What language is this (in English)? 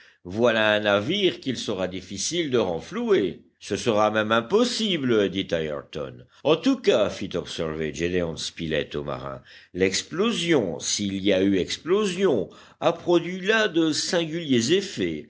French